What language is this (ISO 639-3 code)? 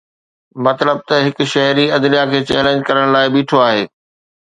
snd